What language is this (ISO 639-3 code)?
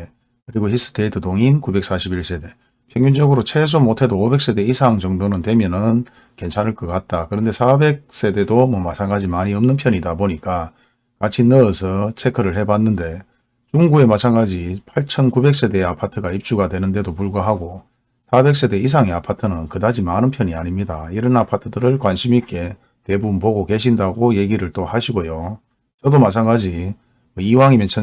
kor